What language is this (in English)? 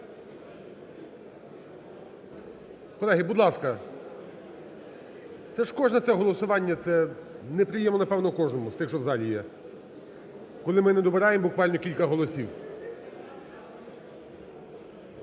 Ukrainian